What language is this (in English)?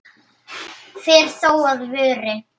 Icelandic